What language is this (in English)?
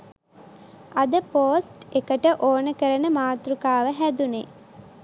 Sinhala